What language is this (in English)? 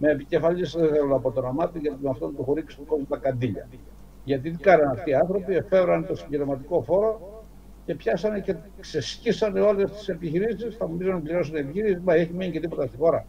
Greek